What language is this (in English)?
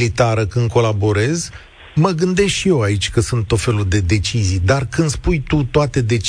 Romanian